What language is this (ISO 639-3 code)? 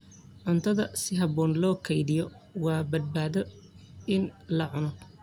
som